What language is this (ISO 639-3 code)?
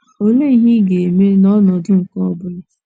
ibo